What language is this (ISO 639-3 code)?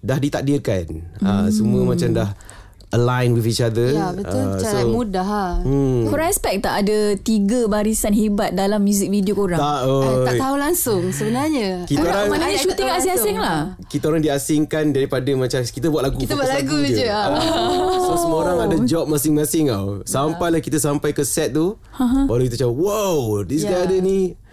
msa